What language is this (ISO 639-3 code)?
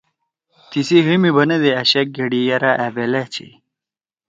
trw